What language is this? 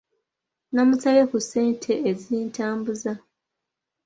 Ganda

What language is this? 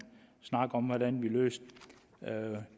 Danish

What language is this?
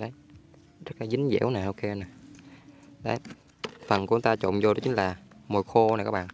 Vietnamese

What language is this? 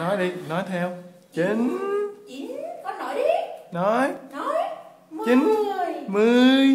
Vietnamese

